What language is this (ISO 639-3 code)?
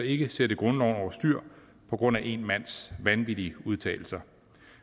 dan